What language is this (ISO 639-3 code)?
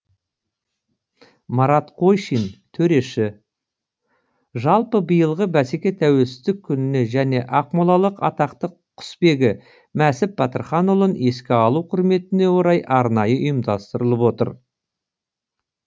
kaz